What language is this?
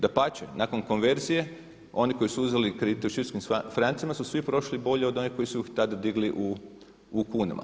Croatian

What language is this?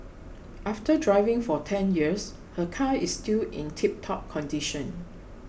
English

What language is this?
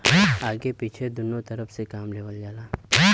Bhojpuri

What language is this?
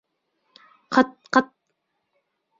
Bashkir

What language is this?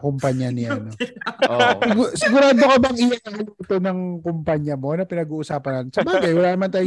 Filipino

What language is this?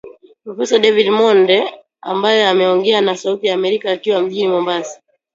Swahili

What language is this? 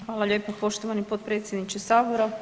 Croatian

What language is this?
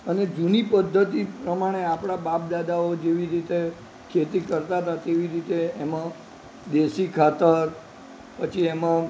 Gujarati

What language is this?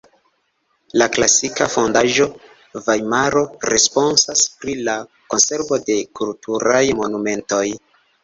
Esperanto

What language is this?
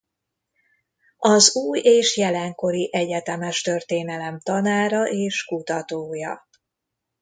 Hungarian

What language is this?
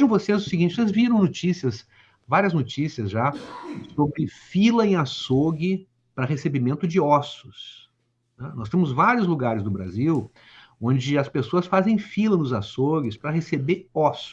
Portuguese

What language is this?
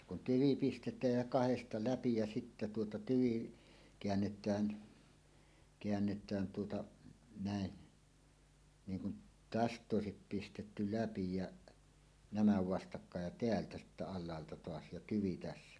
Finnish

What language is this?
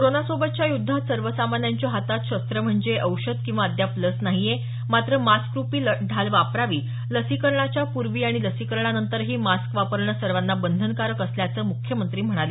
Marathi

